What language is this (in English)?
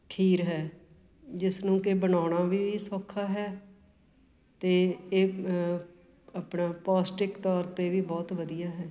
Punjabi